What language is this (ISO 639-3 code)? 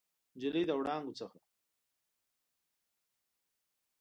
pus